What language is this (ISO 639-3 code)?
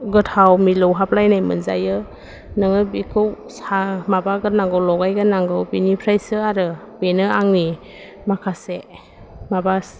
brx